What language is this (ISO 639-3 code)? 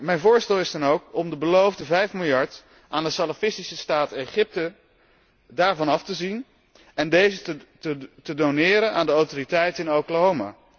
nld